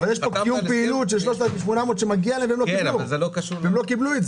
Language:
Hebrew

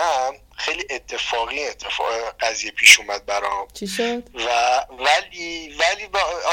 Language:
Persian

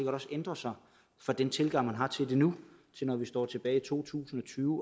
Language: Danish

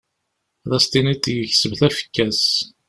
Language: Kabyle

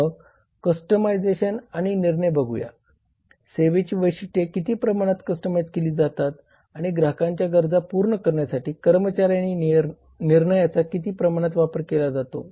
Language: Marathi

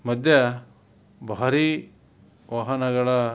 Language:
Kannada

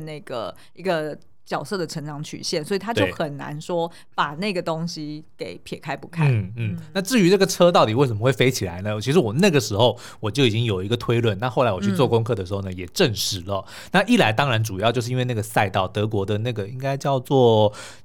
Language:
Chinese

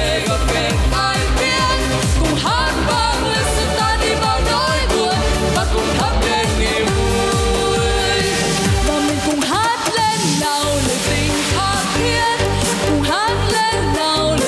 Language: Vietnamese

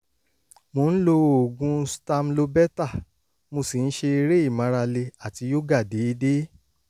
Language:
Yoruba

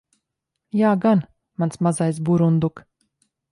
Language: Latvian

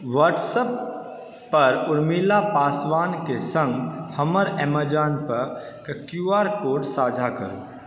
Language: Maithili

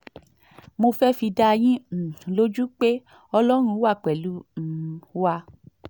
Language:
Yoruba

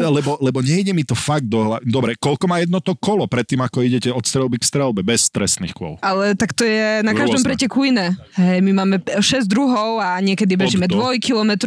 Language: Slovak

